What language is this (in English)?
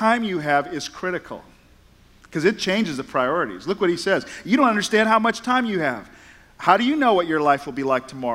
English